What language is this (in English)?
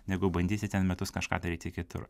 Lithuanian